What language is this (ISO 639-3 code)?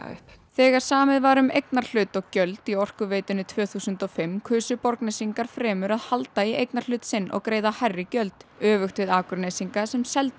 isl